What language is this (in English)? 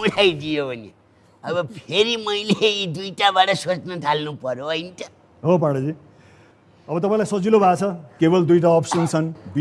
Nepali